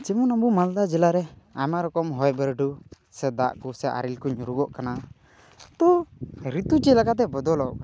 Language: Santali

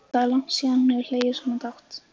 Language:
Icelandic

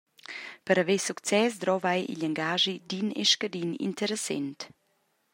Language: Romansh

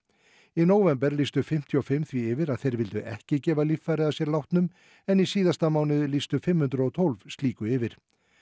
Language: Icelandic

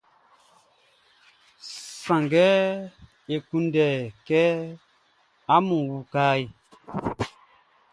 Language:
Baoulé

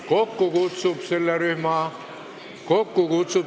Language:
Estonian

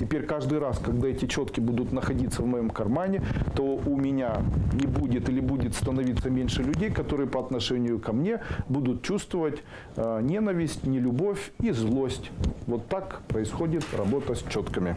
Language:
Russian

